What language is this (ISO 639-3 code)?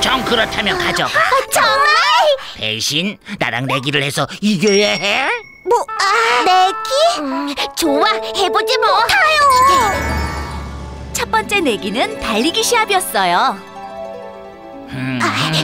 kor